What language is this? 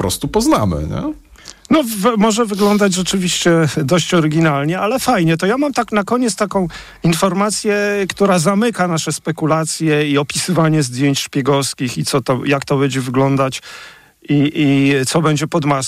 Polish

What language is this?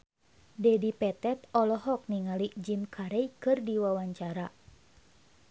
Sundanese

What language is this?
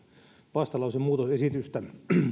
Finnish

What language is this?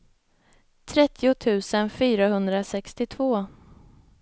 Swedish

